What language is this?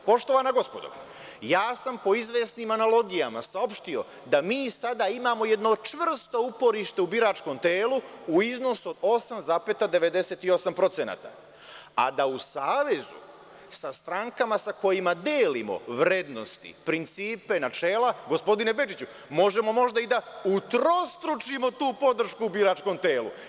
Serbian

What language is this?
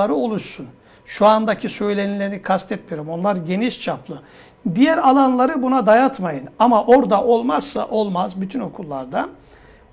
Turkish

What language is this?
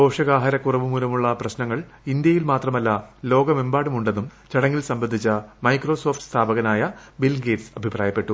Malayalam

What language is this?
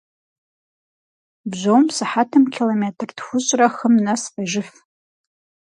Kabardian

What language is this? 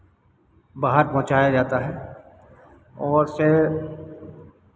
Hindi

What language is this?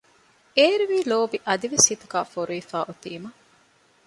Divehi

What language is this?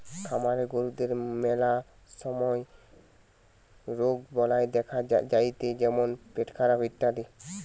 Bangla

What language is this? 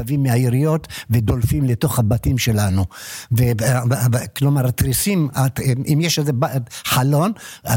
Hebrew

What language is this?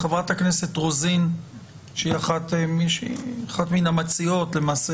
Hebrew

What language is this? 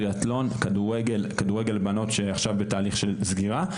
Hebrew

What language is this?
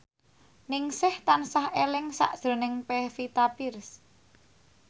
Javanese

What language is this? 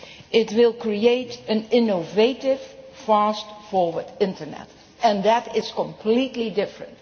English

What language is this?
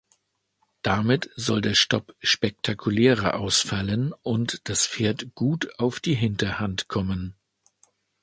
German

